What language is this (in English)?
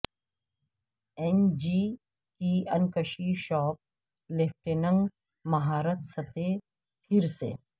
Urdu